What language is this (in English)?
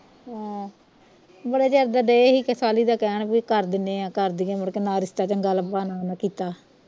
Punjabi